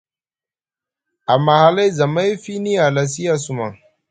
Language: Musgu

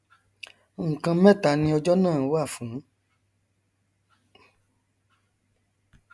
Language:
Yoruba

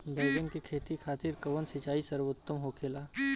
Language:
Bhojpuri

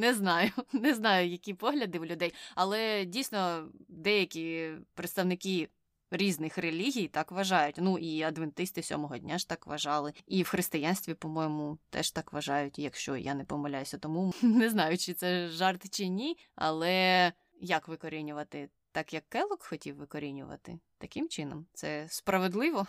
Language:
Ukrainian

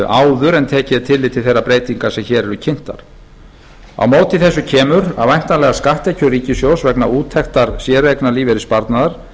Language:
Icelandic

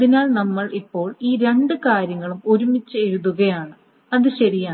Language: Malayalam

